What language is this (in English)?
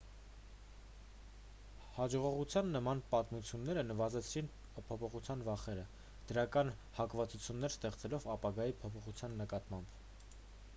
Armenian